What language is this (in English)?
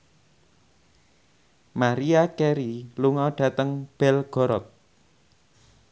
Javanese